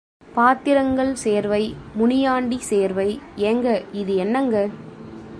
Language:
Tamil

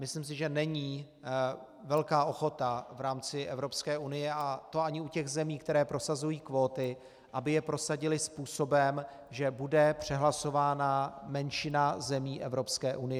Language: Czech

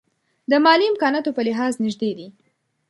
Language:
Pashto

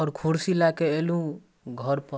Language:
Maithili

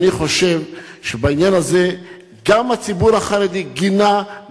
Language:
Hebrew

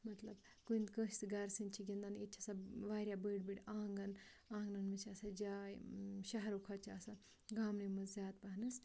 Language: Kashmiri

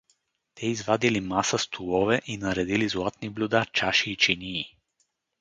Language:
Bulgarian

